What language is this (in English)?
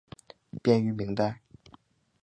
Chinese